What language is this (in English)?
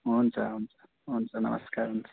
Nepali